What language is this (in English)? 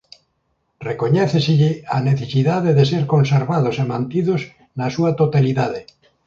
Galician